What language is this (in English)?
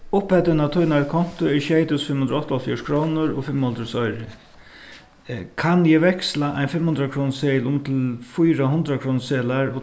Faroese